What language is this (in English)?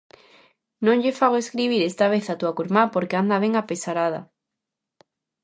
Galician